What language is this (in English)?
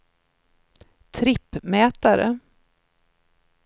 Swedish